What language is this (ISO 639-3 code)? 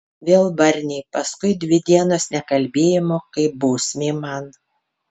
lit